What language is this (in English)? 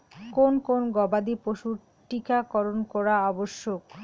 Bangla